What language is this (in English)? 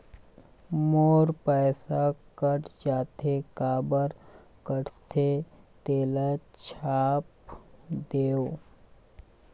Chhattisgarhi